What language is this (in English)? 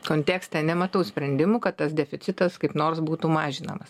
Lithuanian